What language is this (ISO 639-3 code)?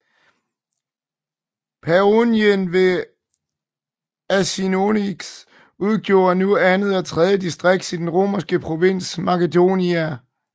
dan